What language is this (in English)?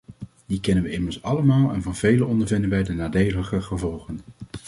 Dutch